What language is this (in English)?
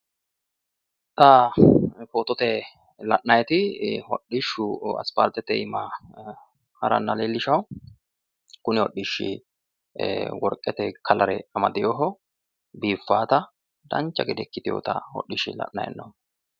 Sidamo